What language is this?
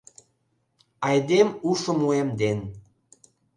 Mari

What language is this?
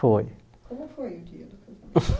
Portuguese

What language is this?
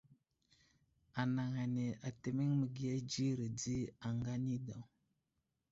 Wuzlam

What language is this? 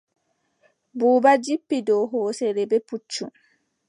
Adamawa Fulfulde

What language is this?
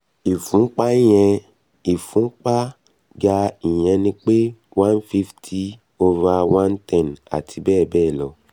Yoruba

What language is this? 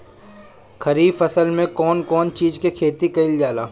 Bhojpuri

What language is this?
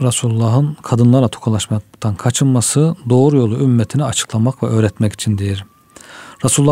Turkish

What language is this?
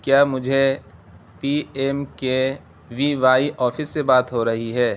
Urdu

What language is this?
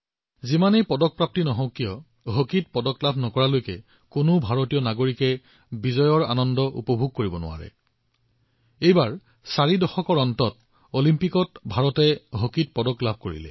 Assamese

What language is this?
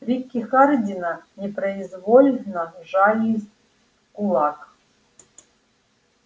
Russian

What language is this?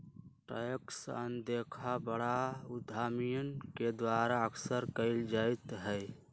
Magahi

